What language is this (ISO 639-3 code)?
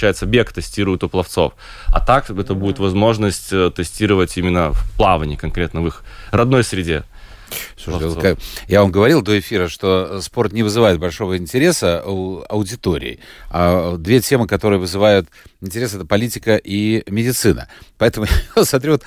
rus